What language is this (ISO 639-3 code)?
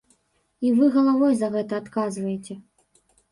bel